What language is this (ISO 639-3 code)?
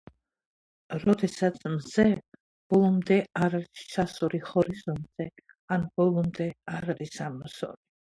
kat